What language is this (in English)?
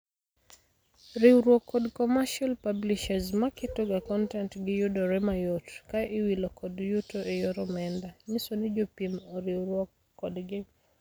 Luo (Kenya and Tanzania)